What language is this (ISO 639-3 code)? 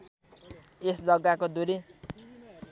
nep